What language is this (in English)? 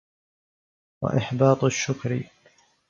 Arabic